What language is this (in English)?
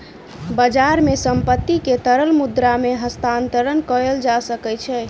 Maithili